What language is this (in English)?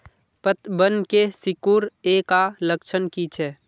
Magahi